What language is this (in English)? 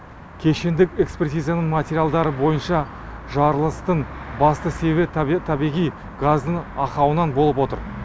Kazakh